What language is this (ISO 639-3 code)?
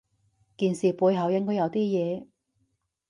yue